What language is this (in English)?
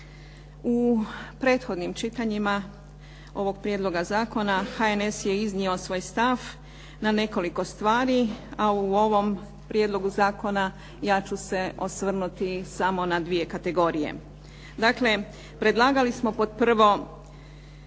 Croatian